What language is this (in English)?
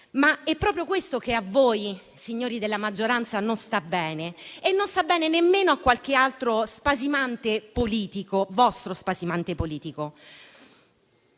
Italian